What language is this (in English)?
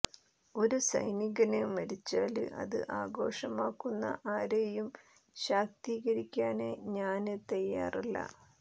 Malayalam